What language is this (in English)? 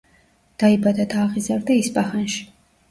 Georgian